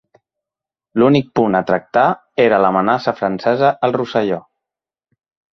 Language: Catalan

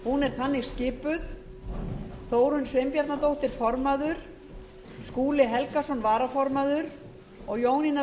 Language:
Icelandic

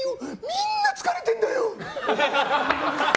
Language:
Japanese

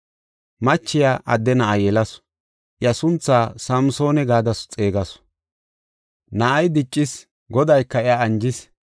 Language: Gofa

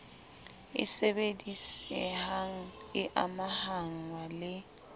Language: Southern Sotho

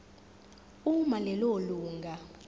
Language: Zulu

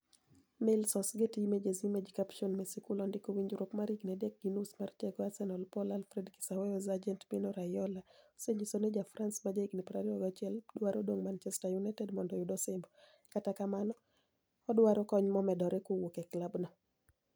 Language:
Luo (Kenya and Tanzania)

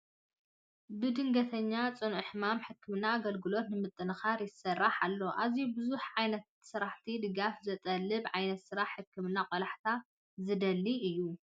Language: Tigrinya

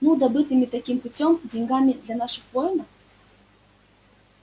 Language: Russian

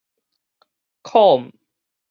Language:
Min Nan Chinese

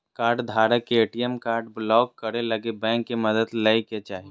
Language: Magahi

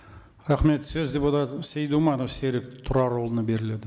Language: Kazakh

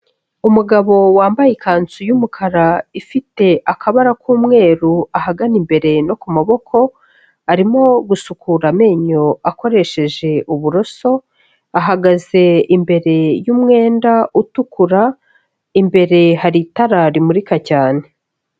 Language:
Kinyarwanda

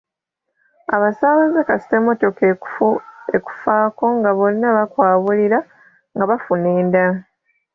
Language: Ganda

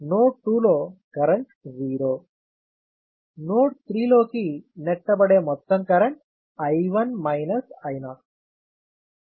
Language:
Telugu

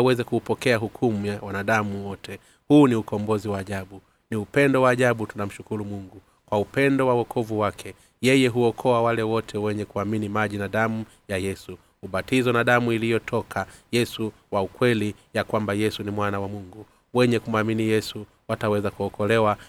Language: Swahili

